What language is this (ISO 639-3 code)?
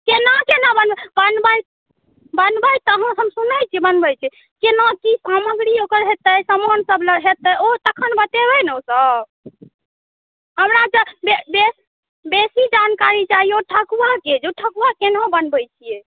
mai